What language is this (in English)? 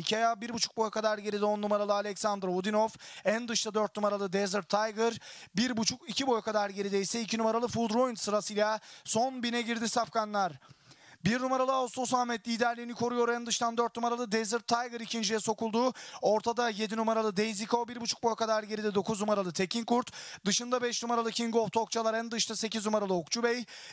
Turkish